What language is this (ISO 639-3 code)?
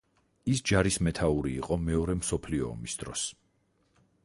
kat